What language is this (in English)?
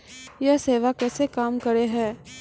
Maithili